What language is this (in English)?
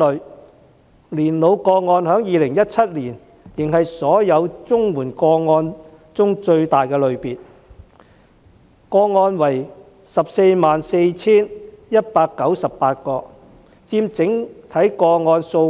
Cantonese